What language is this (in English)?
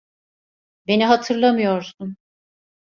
Turkish